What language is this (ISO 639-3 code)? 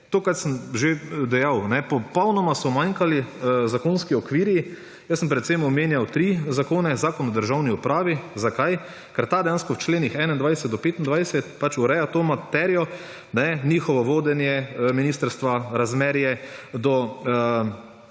slv